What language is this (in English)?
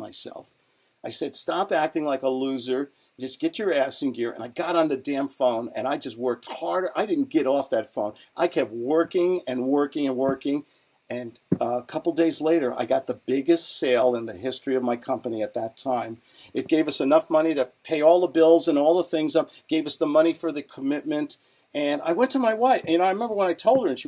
English